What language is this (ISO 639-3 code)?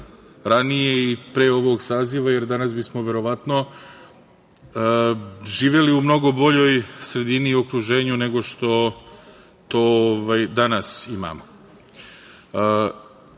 srp